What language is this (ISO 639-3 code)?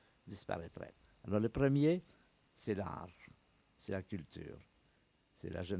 fra